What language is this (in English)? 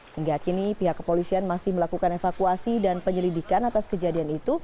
Indonesian